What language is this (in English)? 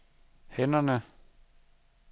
Danish